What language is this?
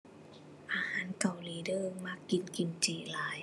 Thai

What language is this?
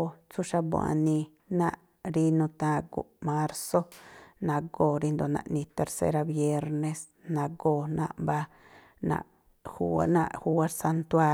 Tlacoapa Me'phaa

